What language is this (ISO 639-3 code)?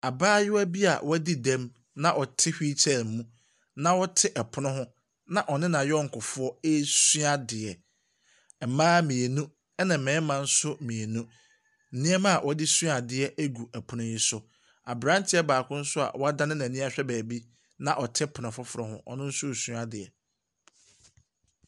aka